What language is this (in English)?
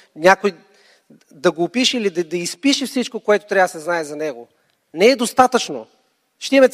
Bulgarian